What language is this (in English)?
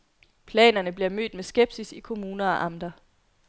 Danish